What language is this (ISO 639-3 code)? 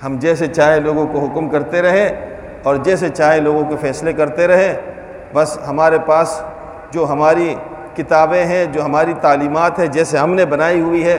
urd